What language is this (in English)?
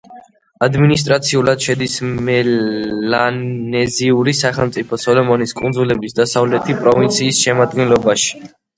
Georgian